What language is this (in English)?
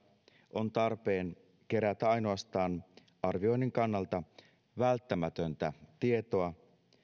Finnish